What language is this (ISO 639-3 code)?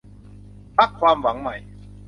tha